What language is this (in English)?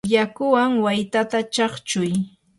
Yanahuanca Pasco Quechua